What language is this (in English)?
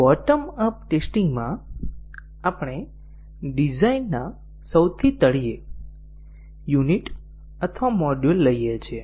Gujarati